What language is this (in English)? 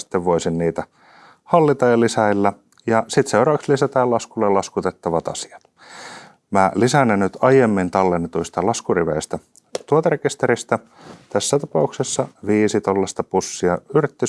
Finnish